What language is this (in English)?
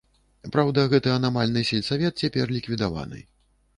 Belarusian